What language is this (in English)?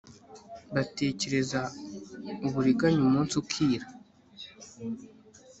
Kinyarwanda